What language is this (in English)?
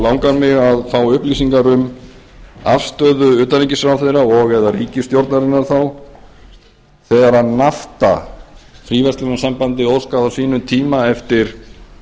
Icelandic